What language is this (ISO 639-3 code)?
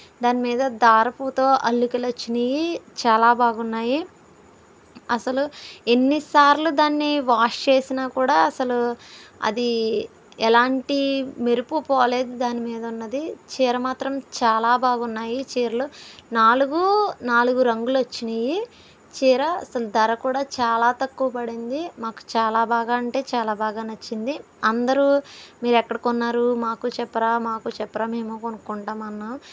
tel